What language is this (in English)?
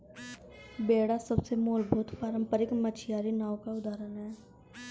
Hindi